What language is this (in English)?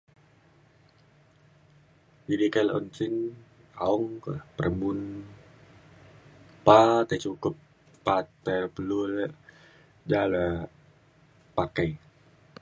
Mainstream Kenyah